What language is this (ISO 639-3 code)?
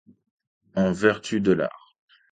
fra